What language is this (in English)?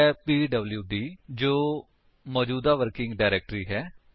Punjabi